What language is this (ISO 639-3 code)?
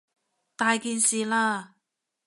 yue